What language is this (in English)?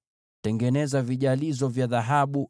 Swahili